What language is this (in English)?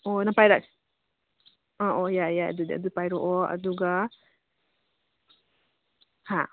Manipuri